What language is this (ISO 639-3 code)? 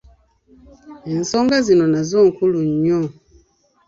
lug